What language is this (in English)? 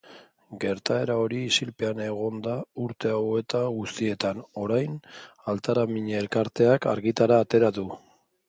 Basque